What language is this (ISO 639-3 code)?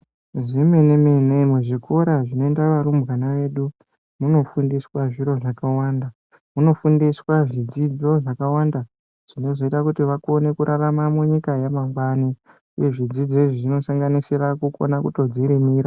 ndc